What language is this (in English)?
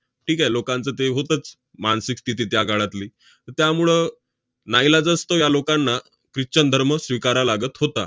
Marathi